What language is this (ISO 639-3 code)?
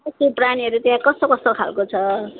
nep